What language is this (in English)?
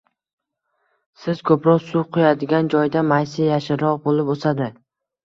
Uzbek